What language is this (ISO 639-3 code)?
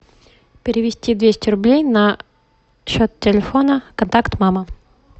rus